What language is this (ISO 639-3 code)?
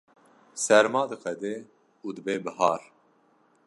kur